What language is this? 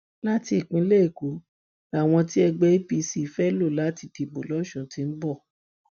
Yoruba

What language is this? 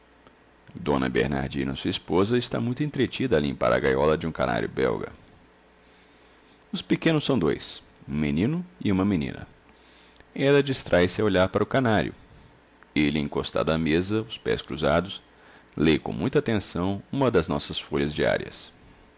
Portuguese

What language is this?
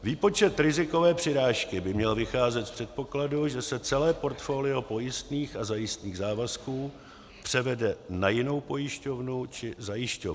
Czech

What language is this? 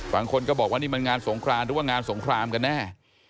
Thai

